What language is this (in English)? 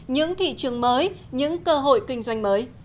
Vietnamese